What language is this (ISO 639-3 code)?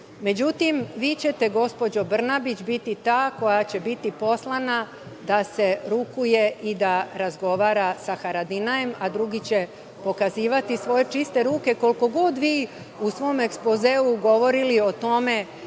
srp